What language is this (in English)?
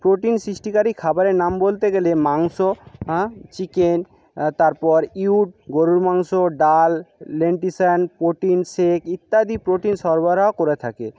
Bangla